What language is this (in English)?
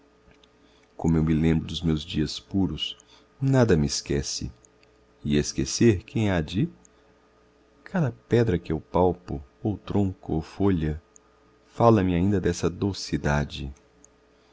Portuguese